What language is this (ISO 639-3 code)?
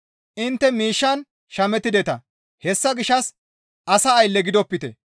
gmv